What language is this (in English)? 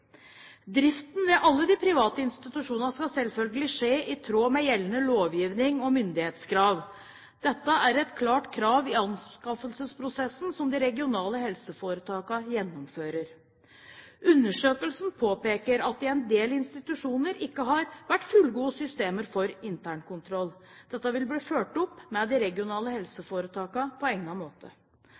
Norwegian Bokmål